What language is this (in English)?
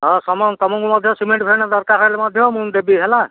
Odia